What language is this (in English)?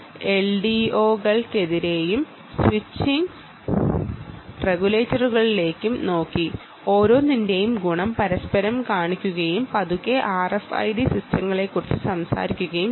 Malayalam